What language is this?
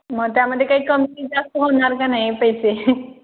Marathi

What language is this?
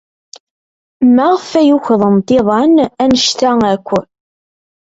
Kabyle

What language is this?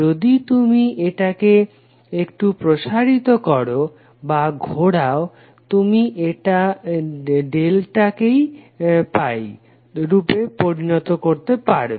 Bangla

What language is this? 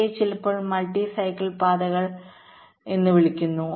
Malayalam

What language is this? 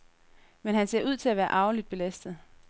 Danish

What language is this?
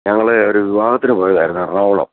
Malayalam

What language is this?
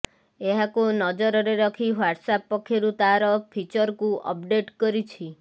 Odia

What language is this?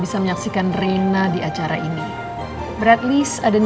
Indonesian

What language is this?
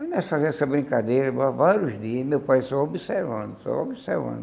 Portuguese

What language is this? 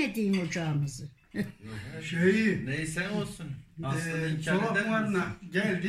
Turkish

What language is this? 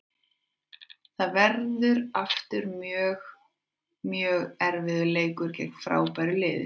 Icelandic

